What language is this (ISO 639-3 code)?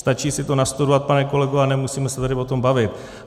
ces